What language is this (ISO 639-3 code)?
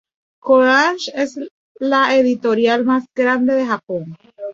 spa